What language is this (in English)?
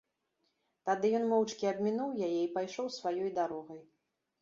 Belarusian